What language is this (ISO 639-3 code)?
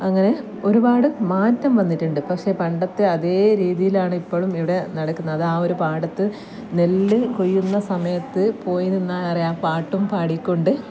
mal